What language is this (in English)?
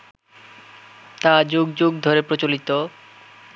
Bangla